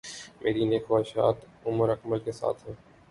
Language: Urdu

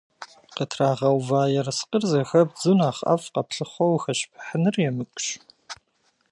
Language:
Kabardian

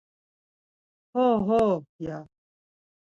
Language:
Laz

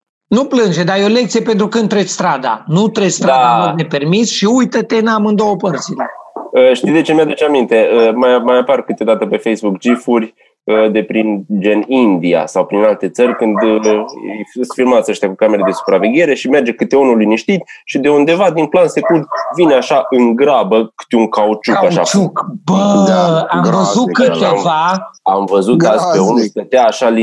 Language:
Romanian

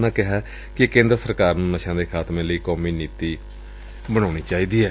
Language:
Punjabi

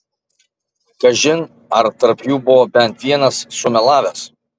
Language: Lithuanian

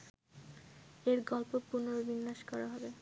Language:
Bangla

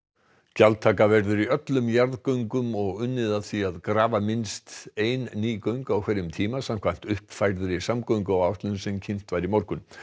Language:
Icelandic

